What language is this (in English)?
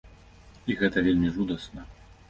Belarusian